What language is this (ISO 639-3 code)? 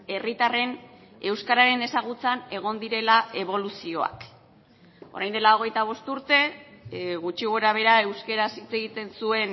eus